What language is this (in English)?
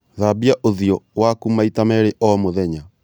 Kikuyu